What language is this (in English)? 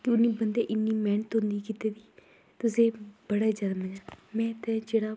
Dogri